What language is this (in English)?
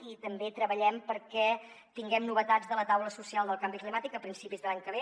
Catalan